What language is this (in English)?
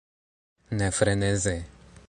Esperanto